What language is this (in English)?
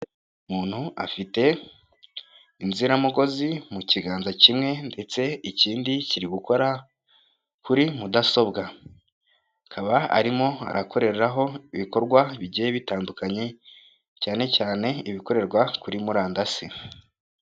Kinyarwanda